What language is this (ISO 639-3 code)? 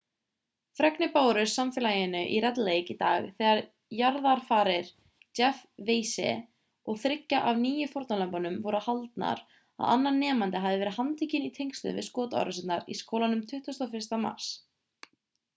isl